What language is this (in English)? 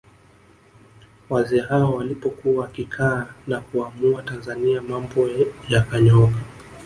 Swahili